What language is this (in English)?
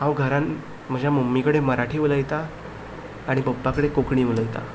Konkani